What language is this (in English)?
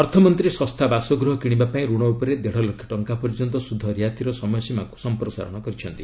Odia